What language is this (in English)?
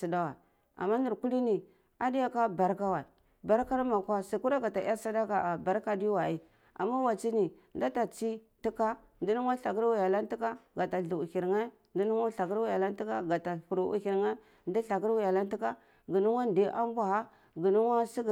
Cibak